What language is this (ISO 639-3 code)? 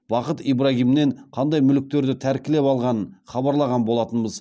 kaz